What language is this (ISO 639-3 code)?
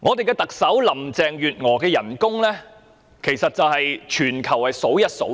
yue